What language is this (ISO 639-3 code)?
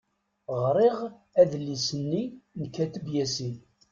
kab